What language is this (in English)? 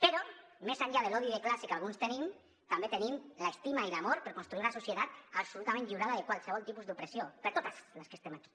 Catalan